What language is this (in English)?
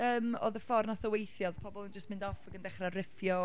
Welsh